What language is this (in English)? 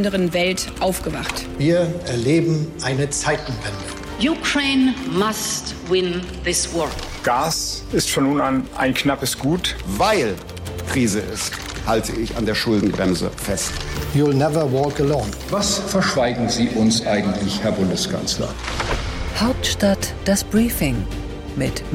German